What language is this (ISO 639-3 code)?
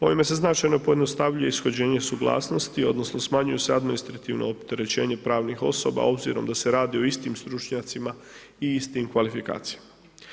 hrv